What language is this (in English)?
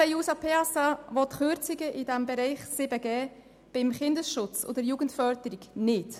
Swiss German